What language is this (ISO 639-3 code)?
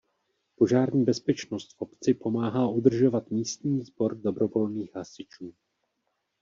ces